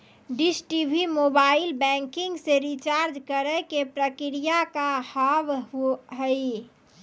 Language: Maithili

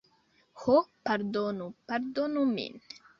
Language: Esperanto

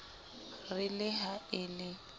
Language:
Southern Sotho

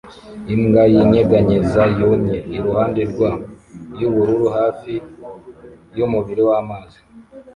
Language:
Kinyarwanda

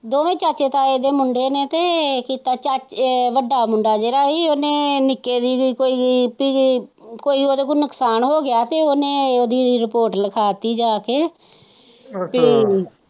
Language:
Punjabi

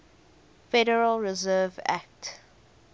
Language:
English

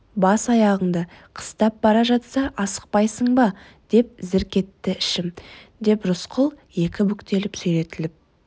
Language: Kazakh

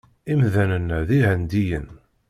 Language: Kabyle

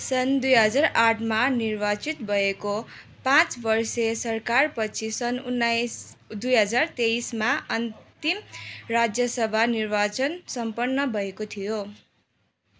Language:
Nepali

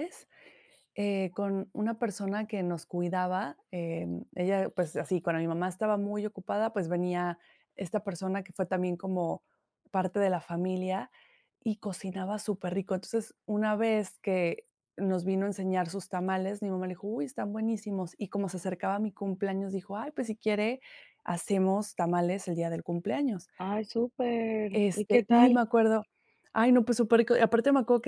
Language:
Spanish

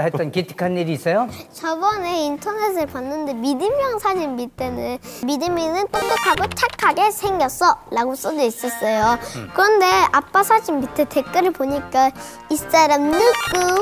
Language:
Korean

